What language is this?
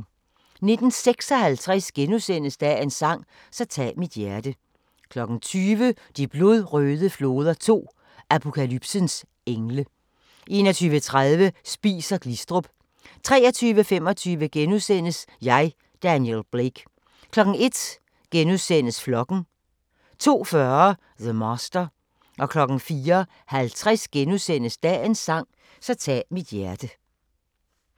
Danish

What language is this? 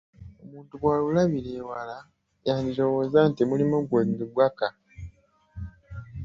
Ganda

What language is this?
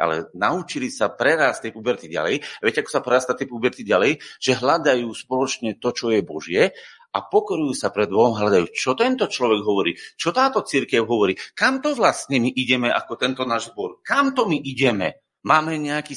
Slovak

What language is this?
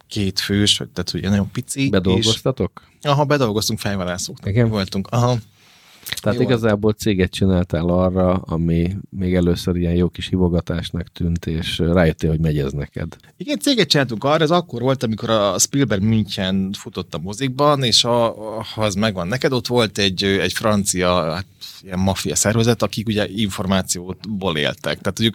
Hungarian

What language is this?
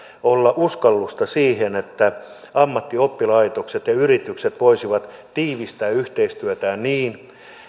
Finnish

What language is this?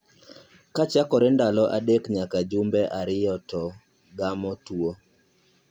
Luo (Kenya and Tanzania)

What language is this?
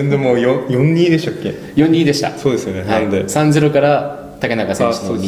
Japanese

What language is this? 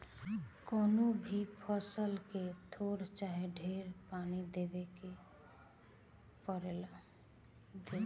Bhojpuri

